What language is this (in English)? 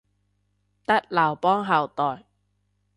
Cantonese